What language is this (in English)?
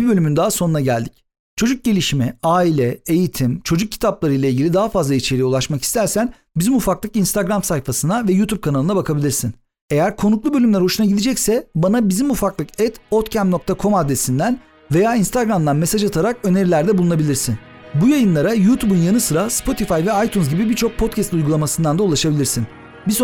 Turkish